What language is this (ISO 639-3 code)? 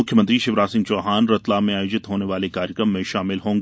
hin